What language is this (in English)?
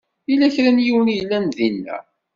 Kabyle